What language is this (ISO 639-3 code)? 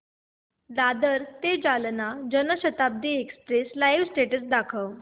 mar